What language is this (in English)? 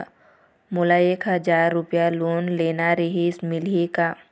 Chhattisgarhi